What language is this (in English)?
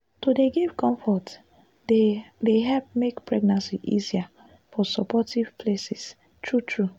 Nigerian Pidgin